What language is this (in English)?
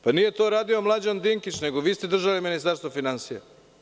Serbian